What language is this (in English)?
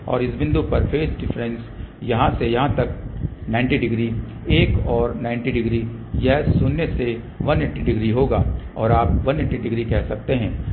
Hindi